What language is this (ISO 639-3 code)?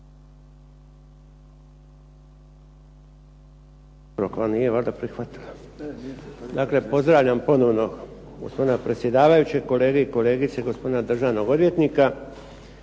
hrv